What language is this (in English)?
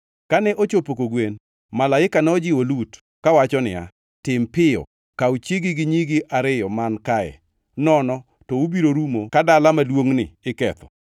Luo (Kenya and Tanzania)